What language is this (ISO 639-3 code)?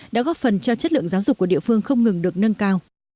vie